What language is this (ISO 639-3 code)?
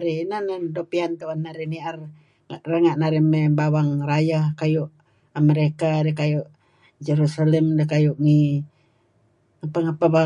kzi